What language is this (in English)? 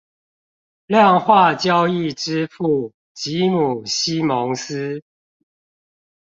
Chinese